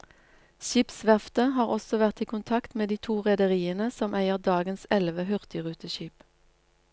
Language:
Norwegian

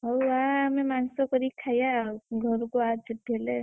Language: Odia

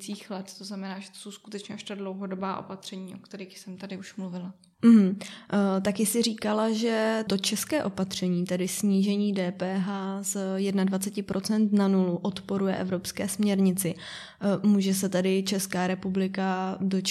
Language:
Czech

